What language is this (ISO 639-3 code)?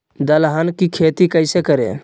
mag